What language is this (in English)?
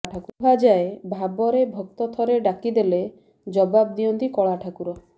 Odia